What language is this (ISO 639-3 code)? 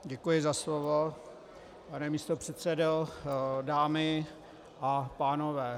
ces